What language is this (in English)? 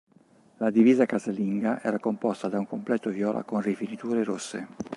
Italian